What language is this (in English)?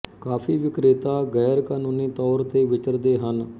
Punjabi